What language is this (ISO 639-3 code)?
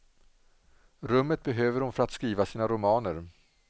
swe